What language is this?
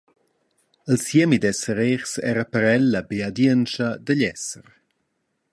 Romansh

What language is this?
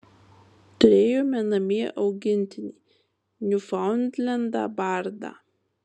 Lithuanian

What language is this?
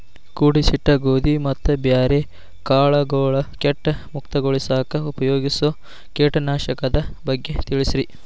Kannada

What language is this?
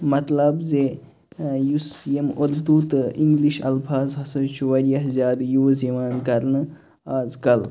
Kashmiri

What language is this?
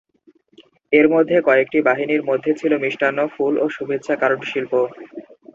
Bangla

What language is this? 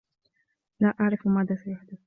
Arabic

